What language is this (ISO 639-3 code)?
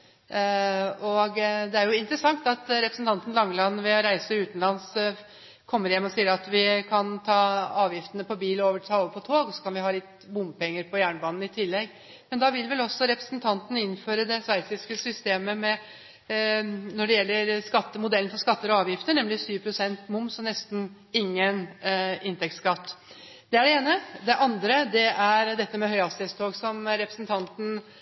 nob